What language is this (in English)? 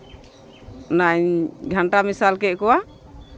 Santali